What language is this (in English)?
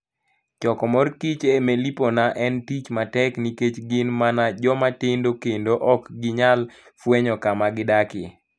Luo (Kenya and Tanzania)